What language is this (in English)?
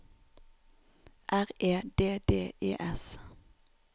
Norwegian